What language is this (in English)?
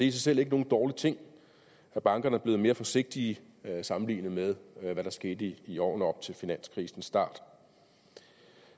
Danish